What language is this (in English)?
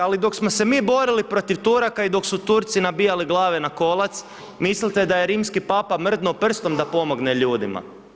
Croatian